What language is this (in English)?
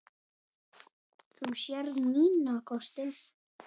Icelandic